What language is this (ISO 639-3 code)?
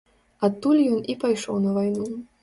bel